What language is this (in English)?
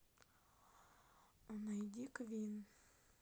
Russian